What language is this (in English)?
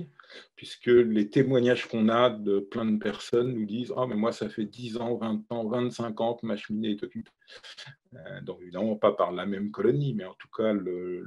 French